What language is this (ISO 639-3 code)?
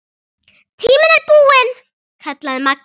isl